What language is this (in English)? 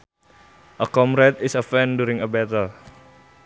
Sundanese